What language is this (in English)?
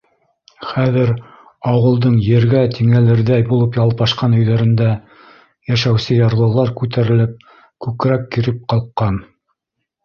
Bashkir